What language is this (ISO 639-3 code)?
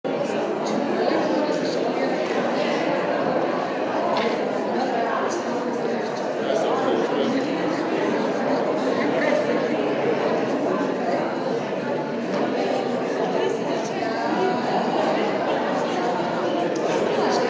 slv